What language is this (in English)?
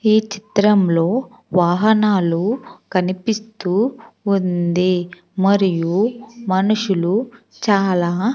Telugu